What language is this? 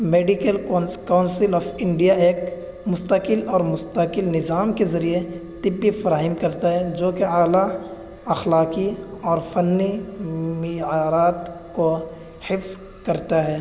Urdu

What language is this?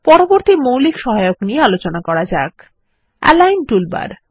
Bangla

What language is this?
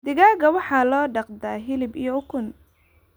Somali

